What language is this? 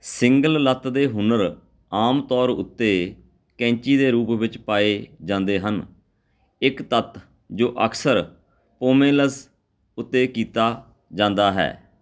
Punjabi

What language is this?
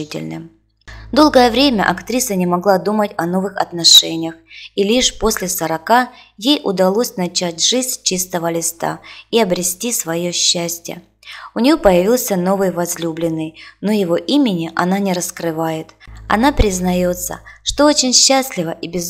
Russian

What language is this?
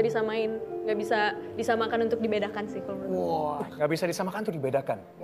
Indonesian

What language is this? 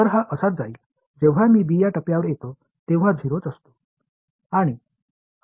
Marathi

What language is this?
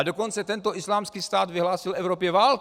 Czech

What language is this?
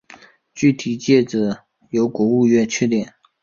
Chinese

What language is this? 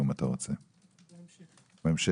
Hebrew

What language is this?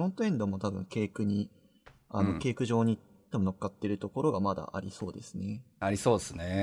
Japanese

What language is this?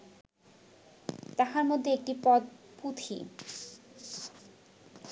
Bangla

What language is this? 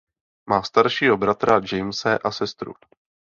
Czech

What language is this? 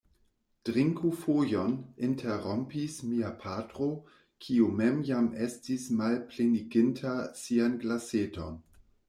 Esperanto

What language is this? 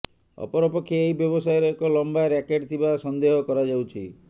Odia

